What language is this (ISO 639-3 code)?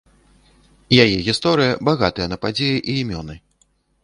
bel